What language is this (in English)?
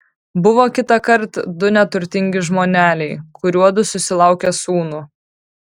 Lithuanian